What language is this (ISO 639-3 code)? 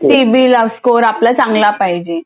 mar